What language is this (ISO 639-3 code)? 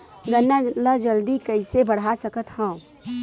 hne